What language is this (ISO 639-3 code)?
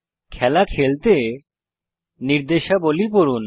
ben